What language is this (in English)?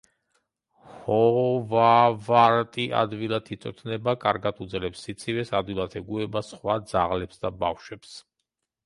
Georgian